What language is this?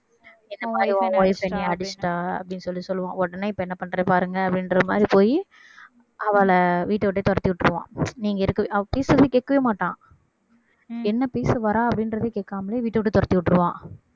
Tamil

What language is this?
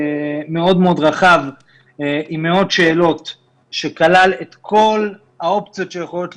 Hebrew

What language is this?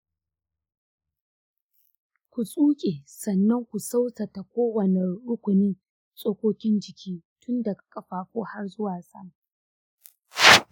Hausa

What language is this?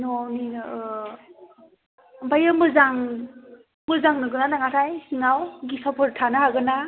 Bodo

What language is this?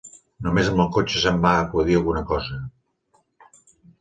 Catalan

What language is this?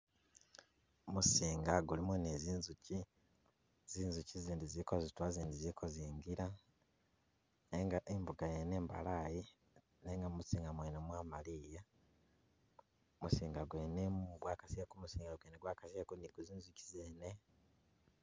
Masaaba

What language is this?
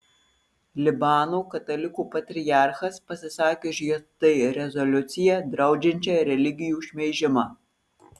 Lithuanian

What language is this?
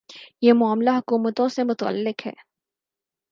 Urdu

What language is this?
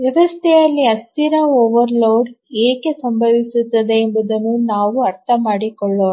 Kannada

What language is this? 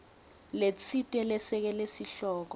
Swati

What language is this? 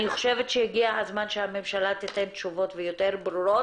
Hebrew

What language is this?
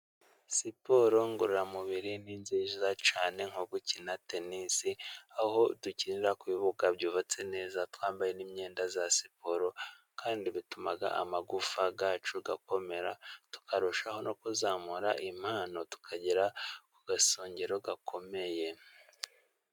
Kinyarwanda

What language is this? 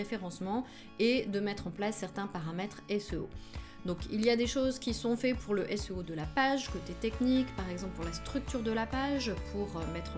French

